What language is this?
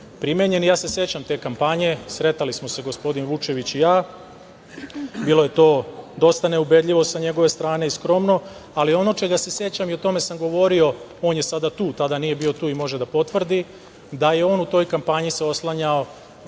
Serbian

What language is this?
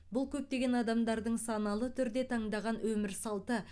Kazakh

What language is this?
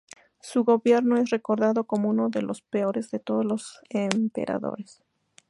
Spanish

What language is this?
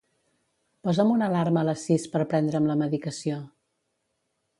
Catalan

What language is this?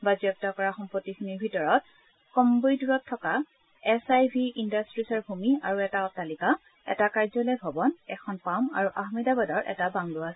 Assamese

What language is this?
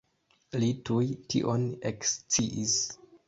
Esperanto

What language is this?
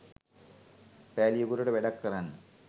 Sinhala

